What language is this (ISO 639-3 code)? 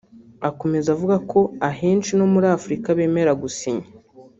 kin